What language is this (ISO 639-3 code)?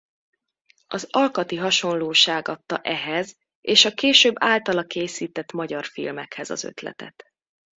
hun